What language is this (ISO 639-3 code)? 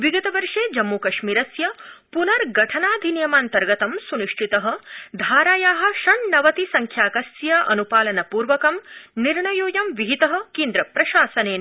san